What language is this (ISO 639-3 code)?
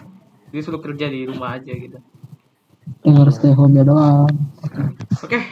ind